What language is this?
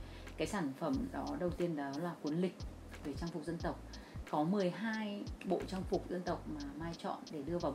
Vietnamese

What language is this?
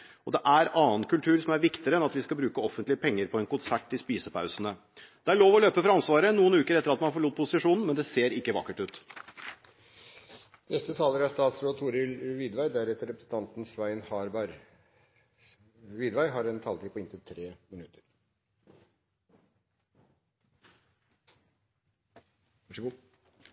Norwegian Bokmål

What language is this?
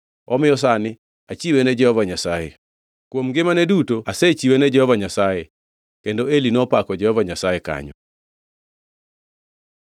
Luo (Kenya and Tanzania)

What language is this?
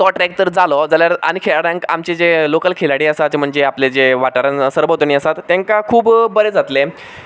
Konkani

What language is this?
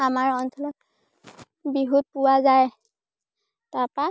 Assamese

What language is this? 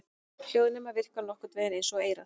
Icelandic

